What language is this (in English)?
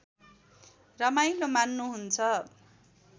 Nepali